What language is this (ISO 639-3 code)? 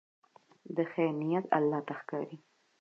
pus